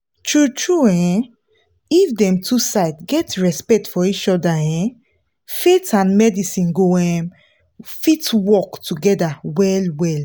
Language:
Nigerian Pidgin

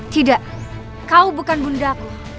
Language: Indonesian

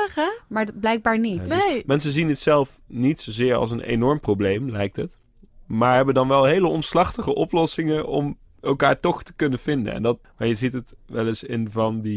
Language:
Dutch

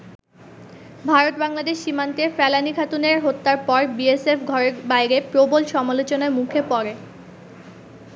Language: Bangla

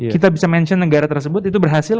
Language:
Indonesian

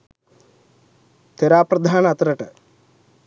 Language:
Sinhala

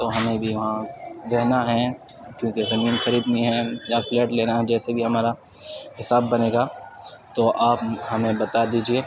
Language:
Urdu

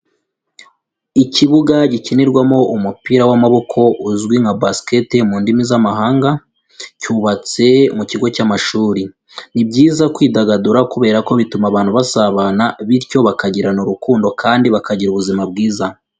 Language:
Kinyarwanda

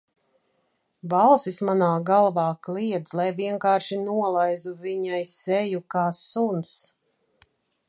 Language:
Latvian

